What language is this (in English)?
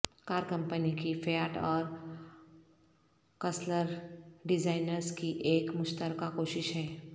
Urdu